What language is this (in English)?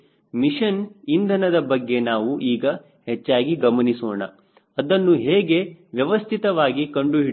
Kannada